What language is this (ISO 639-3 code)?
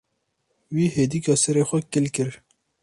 kur